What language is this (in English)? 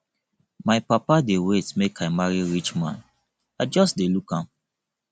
Nigerian Pidgin